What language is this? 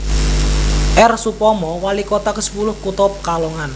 Javanese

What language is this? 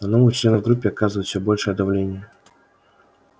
Russian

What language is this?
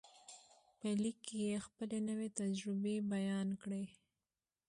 Pashto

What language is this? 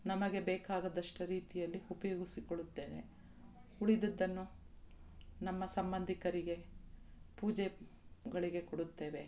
Kannada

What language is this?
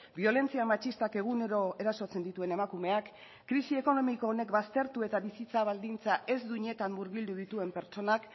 Basque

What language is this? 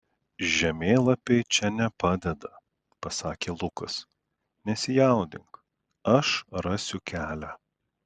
Lithuanian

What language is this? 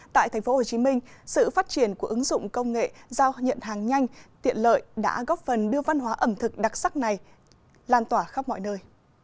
Vietnamese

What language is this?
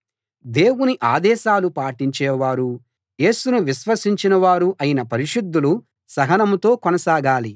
Telugu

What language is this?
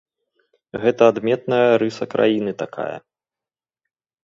Belarusian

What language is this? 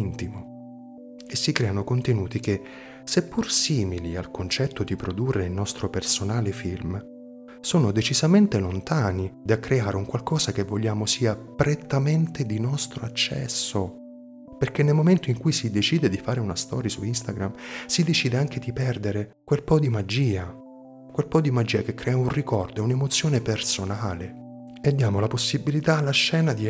Italian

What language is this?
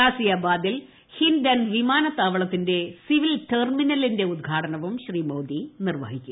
Malayalam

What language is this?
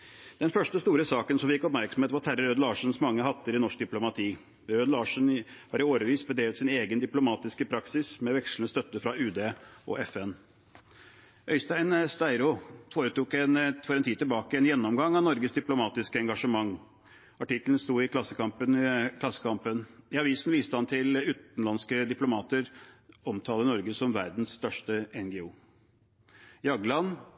Norwegian Bokmål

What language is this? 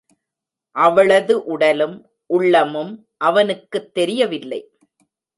Tamil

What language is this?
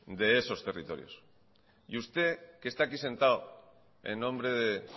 Spanish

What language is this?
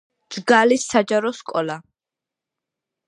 Georgian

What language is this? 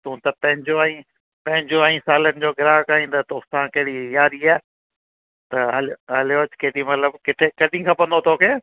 Sindhi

